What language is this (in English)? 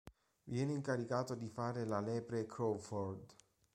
Italian